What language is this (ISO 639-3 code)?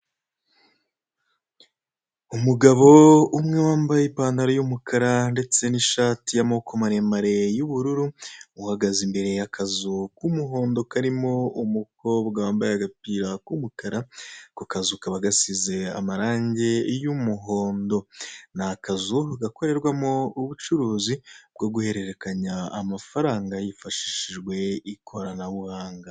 kin